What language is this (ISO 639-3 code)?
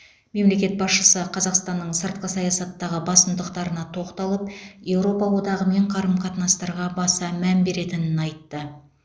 kaz